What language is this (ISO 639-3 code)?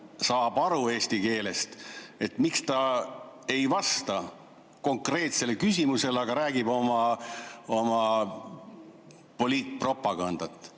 est